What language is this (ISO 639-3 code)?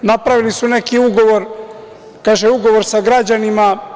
srp